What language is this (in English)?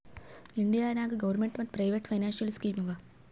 Kannada